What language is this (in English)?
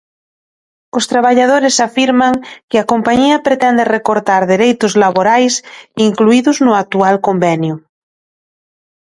Galician